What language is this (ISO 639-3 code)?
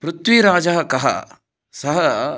san